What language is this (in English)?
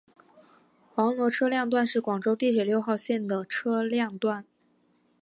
Chinese